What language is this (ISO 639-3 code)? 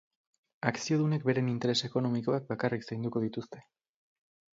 eus